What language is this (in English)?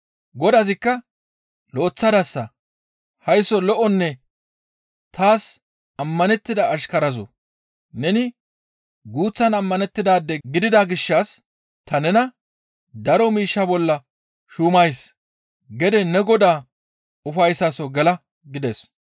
Gamo